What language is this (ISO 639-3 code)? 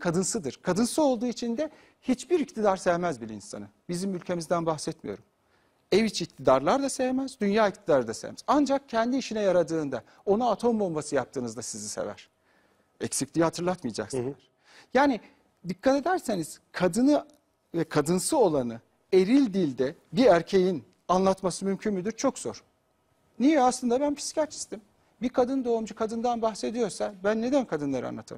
tur